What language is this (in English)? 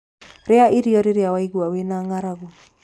Kikuyu